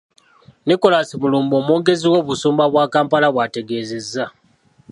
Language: Ganda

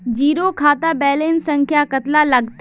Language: Magahi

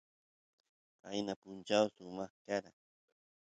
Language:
Santiago del Estero Quichua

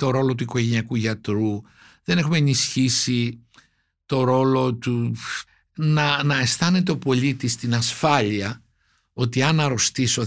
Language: Greek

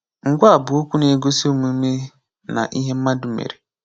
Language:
Igbo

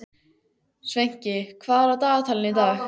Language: Icelandic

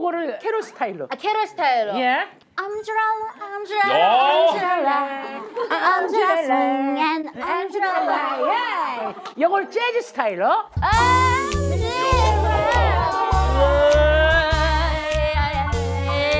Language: Korean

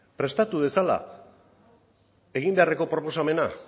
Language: Basque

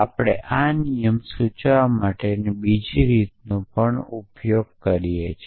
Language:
Gujarati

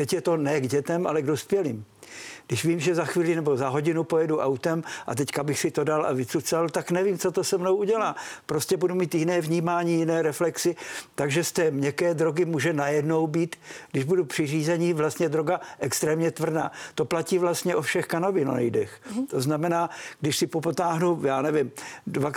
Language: Czech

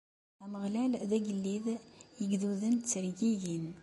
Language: Kabyle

